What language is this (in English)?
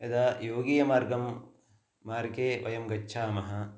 Sanskrit